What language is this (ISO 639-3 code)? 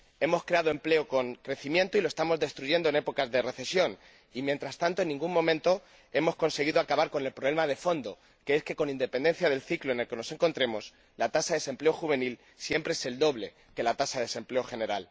spa